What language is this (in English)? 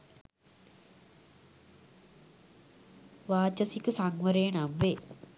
Sinhala